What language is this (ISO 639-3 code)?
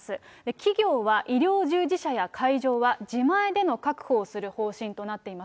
jpn